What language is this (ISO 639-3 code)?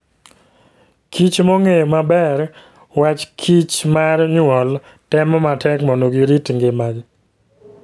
luo